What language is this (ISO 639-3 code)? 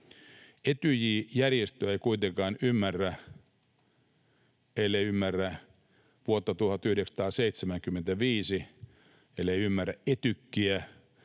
fin